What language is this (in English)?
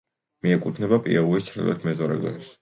Georgian